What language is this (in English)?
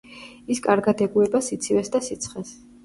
Georgian